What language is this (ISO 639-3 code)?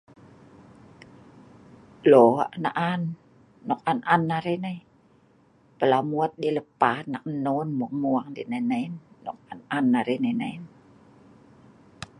snv